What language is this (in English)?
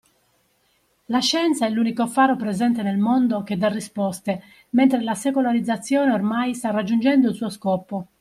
Italian